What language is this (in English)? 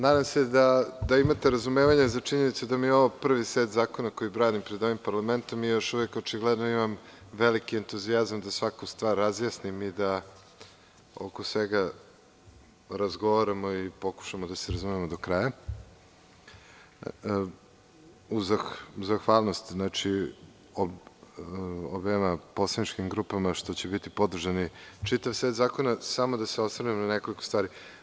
Serbian